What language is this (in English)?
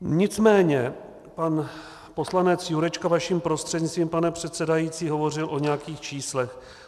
Czech